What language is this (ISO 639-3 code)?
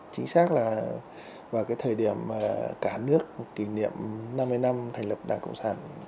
vie